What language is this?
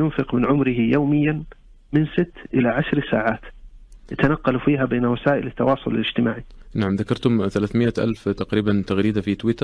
Arabic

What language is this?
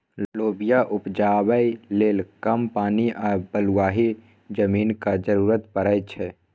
Maithili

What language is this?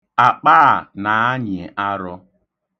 Igbo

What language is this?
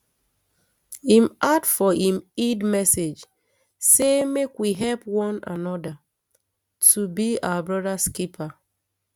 Nigerian Pidgin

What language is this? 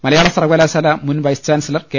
Malayalam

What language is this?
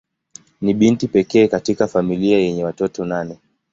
Swahili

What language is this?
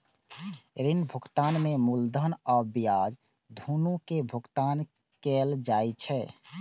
Maithili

